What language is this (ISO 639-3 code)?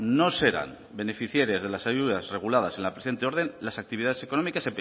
spa